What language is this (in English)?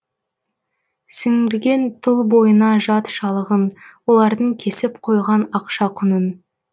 Kazakh